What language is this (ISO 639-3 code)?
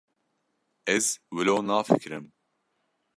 kur